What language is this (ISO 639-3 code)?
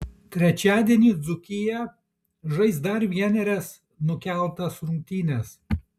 lit